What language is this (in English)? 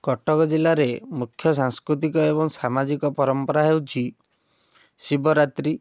Odia